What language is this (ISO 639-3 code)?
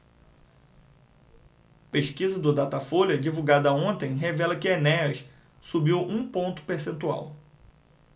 por